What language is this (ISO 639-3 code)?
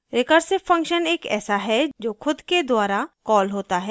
hin